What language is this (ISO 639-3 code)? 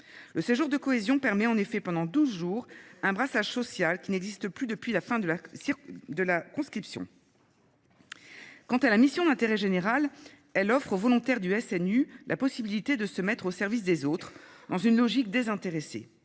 fra